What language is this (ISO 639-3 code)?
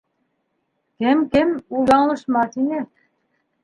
bak